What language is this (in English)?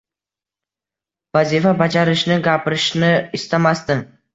Uzbek